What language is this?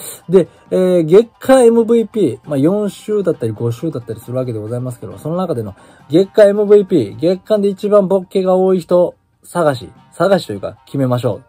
Japanese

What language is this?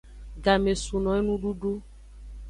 Aja (Benin)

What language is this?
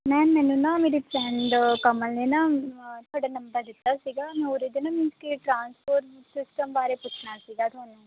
Punjabi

